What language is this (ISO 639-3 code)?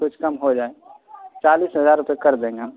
urd